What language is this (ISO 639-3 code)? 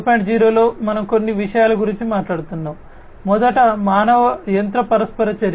tel